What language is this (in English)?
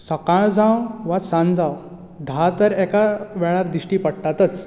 Konkani